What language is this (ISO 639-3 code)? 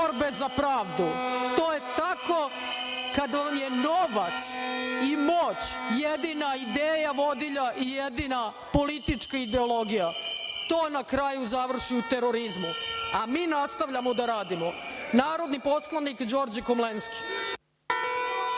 srp